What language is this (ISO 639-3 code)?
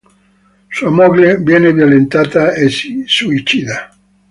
ita